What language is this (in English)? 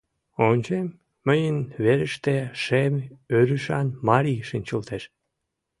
Mari